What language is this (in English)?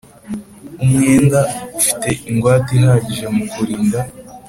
Kinyarwanda